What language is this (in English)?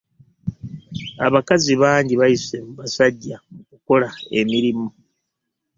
Ganda